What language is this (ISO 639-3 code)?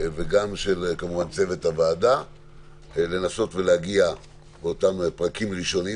heb